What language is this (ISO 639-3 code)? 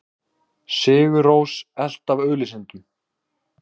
isl